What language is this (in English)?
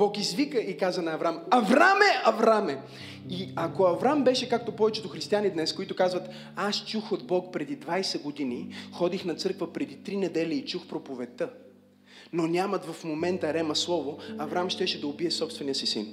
Bulgarian